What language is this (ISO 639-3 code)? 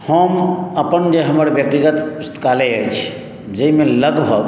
mai